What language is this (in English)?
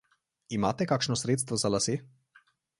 Slovenian